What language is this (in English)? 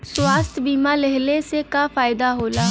Bhojpuri